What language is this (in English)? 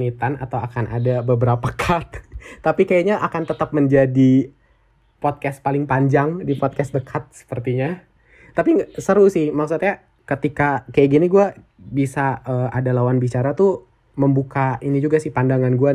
Indonesian